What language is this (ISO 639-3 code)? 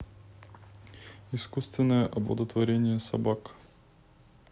rus